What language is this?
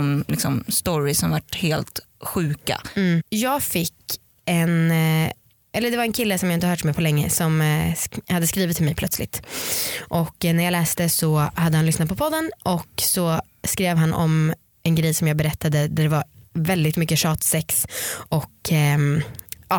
Swedish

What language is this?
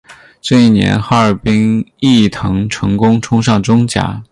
Chinese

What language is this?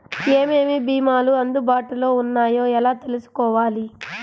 Telugu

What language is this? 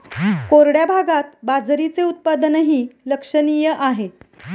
Marathi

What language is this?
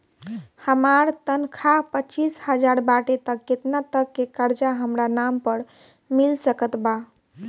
Bhojpuri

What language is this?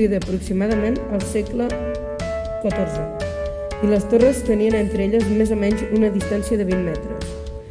Catalan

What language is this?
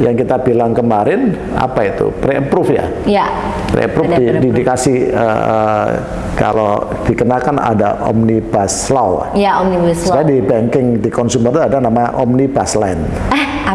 Indonesian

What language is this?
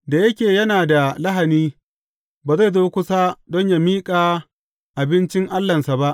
Hausa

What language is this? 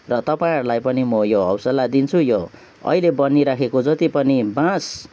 Nepali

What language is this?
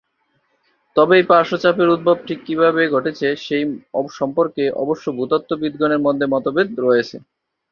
Bangla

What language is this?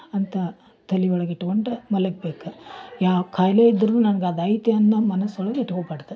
Kannada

